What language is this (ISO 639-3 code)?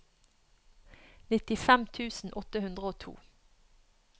nor